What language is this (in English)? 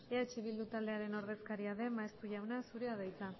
Basque